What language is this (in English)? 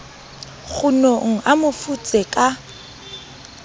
Southern Sotho